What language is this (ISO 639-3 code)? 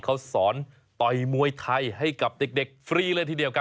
tha